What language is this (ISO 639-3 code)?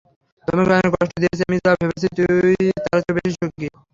ben